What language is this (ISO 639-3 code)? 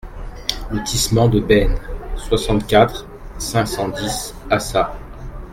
fra